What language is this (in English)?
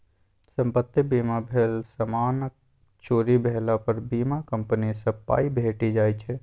Maithili